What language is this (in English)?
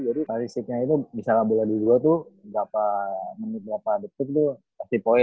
Indonesian